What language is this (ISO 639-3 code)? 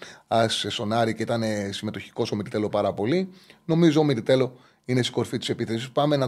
ell